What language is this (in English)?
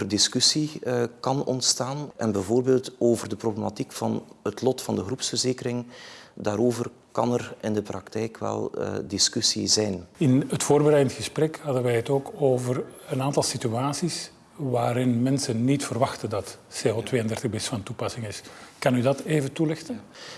Dutch